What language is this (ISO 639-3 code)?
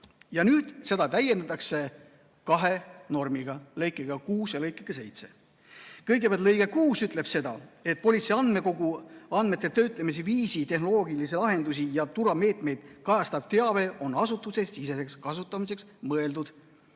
est